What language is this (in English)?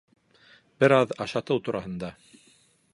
Bashkir